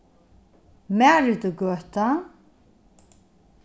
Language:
Faroese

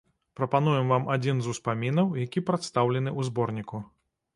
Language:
Belarusian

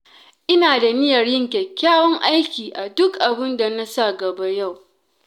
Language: Hausa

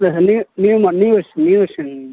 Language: Tamil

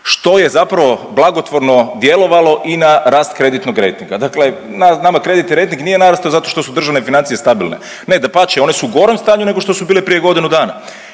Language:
Croatian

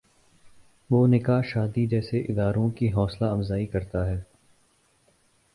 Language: Urdu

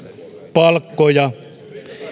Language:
Finnish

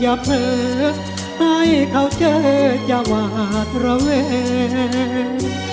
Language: Thai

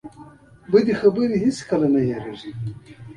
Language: Pashto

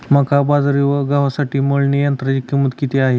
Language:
Marathi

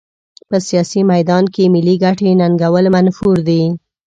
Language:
Pashto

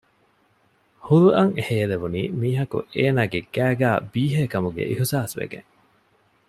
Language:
Divehi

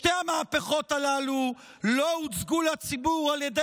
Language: Hebrew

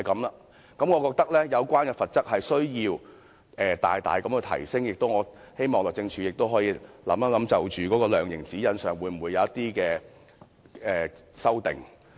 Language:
Cantonese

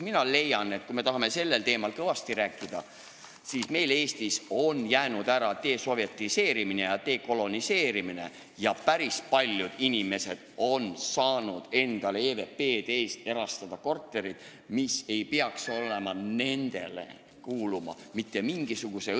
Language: Estonian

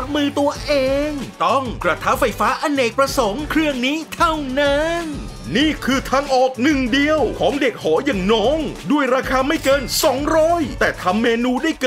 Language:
Thai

